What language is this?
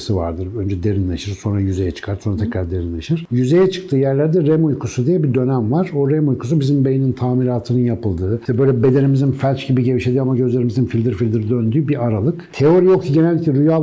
Turkish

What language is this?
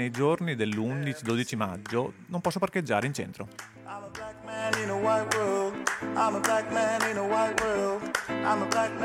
Italian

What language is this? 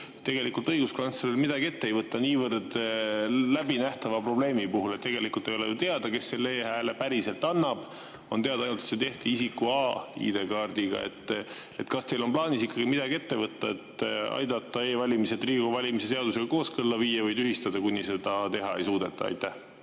Estonian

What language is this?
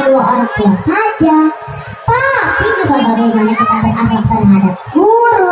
Indonesian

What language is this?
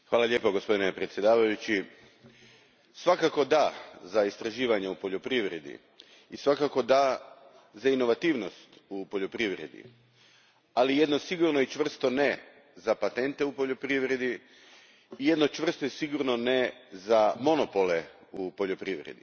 Croatian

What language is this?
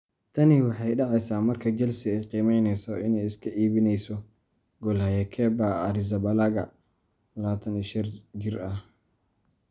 Somali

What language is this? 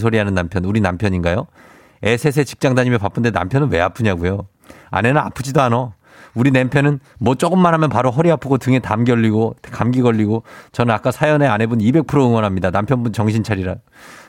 Korean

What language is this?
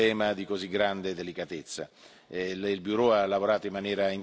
Italian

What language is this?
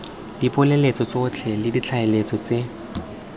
Tswana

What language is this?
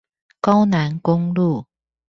Chinese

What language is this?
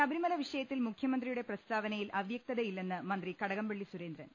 Malayalam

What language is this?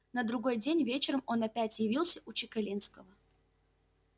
Russian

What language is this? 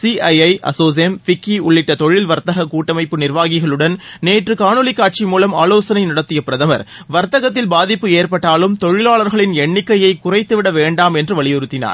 Tamil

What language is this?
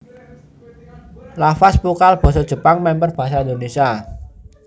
Javanese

